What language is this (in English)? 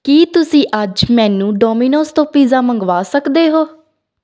Punjabi